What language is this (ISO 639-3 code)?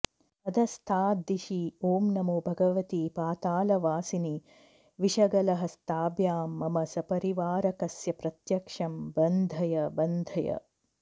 san